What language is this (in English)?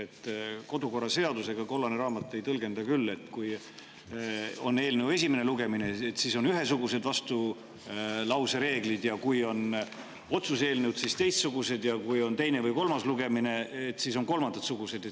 Estonian